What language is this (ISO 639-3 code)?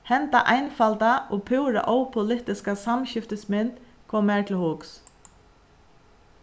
fao